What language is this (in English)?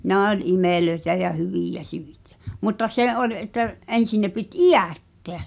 Finnish